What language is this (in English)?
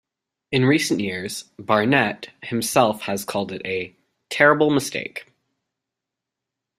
English